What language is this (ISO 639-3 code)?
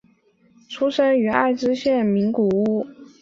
zho